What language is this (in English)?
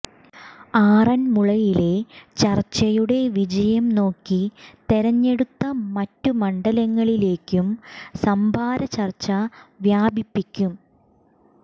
Malayalam